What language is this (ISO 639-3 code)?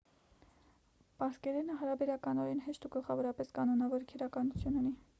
hye